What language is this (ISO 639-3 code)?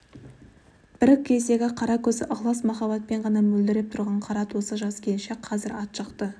kaz